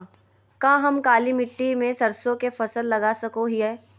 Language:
Magahi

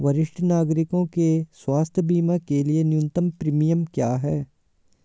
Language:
Hindi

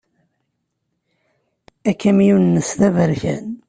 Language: Kabyle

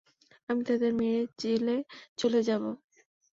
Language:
Bangla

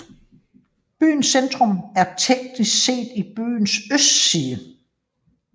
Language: Danish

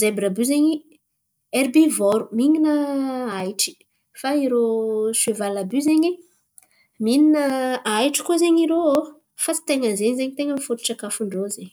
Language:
Antankarana Malagasy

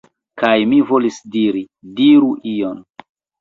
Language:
Esperanto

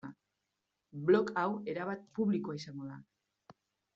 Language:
Basque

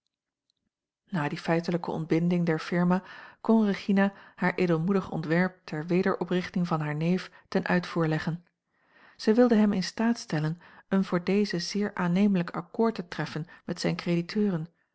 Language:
Dutch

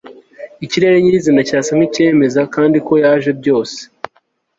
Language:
Kinyarwanda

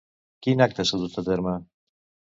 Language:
Catalan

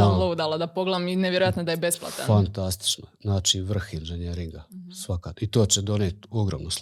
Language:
Croatian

